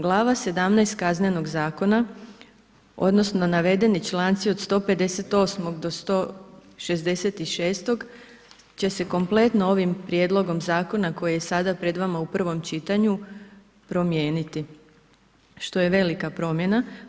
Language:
Croatian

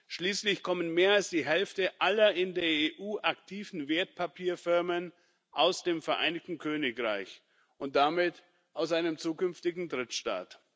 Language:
German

